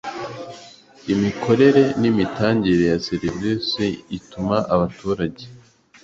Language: Kinyarwanda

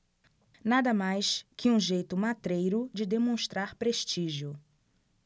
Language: Portuguese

